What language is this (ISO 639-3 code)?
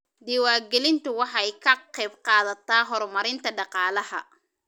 som